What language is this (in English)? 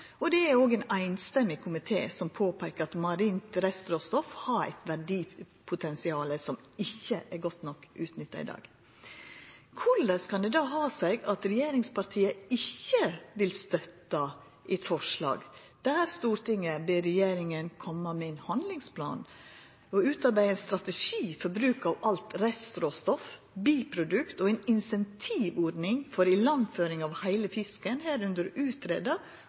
Norwegian Nynorsk